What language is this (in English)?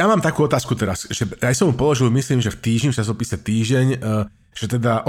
Slovak